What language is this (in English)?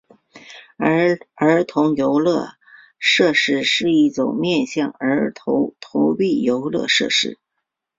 Chinese